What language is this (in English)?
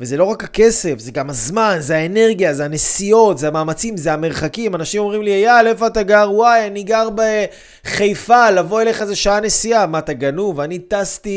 Hebrew